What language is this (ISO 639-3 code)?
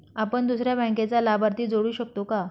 mar